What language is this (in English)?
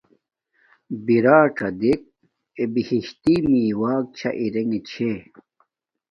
Domaaki